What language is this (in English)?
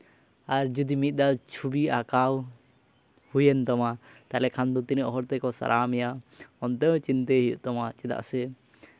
Santali